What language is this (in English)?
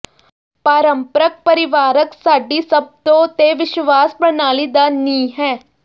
Punjabi